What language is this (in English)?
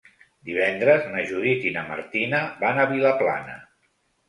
Catalan